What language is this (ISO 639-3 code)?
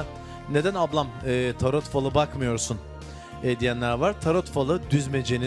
tur